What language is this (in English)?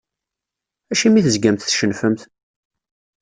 Kabyle